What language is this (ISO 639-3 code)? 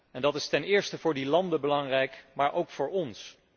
nld